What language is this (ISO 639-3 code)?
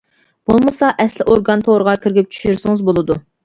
uig